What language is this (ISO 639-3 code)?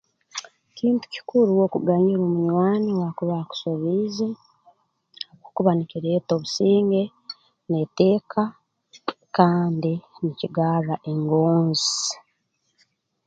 ttj